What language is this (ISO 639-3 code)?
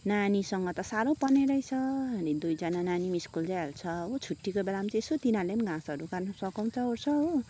nep